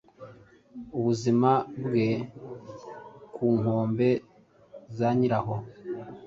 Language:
Kinyarwanda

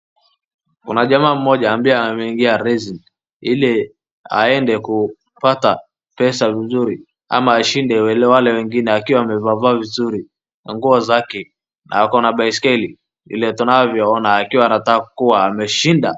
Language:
Swahili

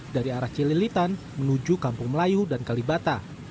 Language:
Indonesian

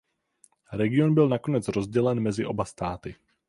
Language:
Czech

